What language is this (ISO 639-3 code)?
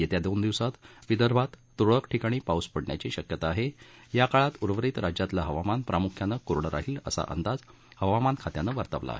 mar